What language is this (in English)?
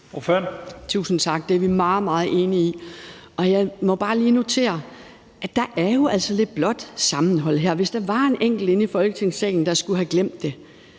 Danish